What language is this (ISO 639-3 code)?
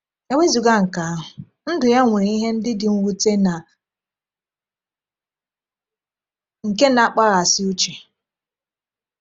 ibo